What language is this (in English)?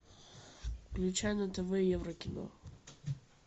Russian